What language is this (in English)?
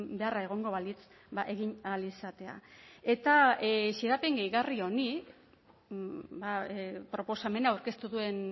Basque